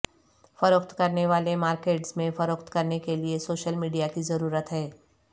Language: Urdu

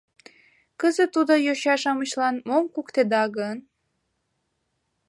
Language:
Mari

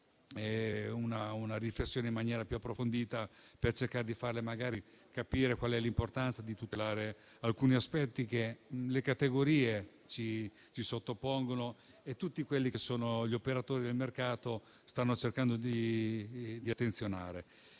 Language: Italian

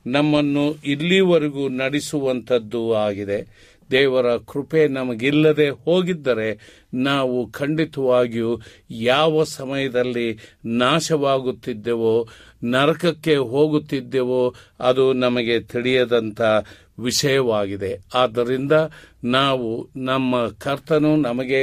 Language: Kannada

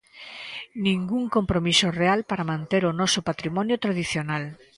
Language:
Galician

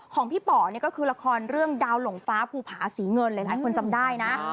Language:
Thai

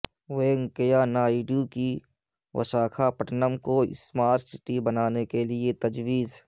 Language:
Urdu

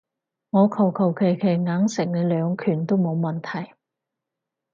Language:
Cantonese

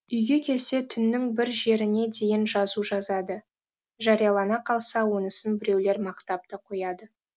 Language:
Kazakh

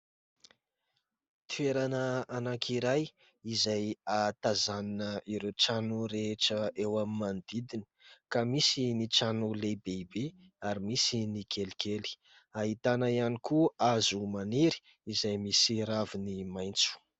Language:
Malagasy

